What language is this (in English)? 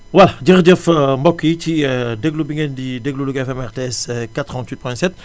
Wolof